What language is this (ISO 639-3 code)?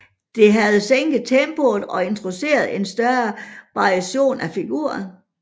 dan